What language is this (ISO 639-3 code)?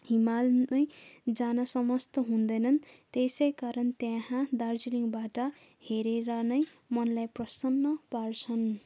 nep